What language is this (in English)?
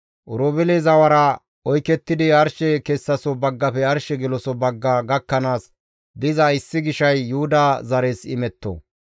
Gamo